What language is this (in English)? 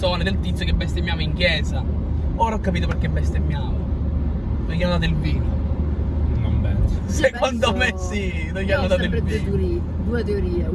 Italian